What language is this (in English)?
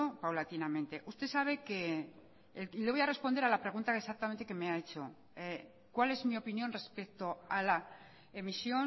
Spanish